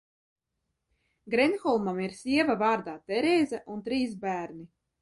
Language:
Latvian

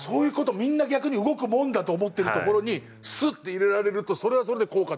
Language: Japanese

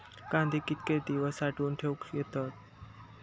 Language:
Marathi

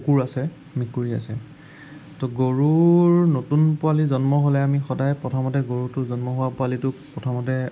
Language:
Assamese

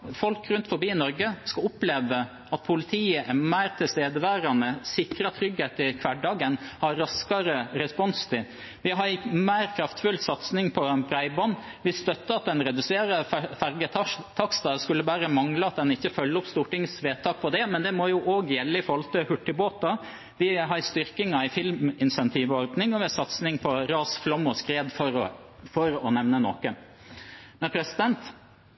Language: Norwegian Bokmål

